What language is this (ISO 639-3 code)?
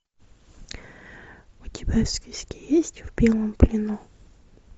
rus